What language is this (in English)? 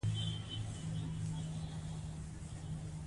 Pashto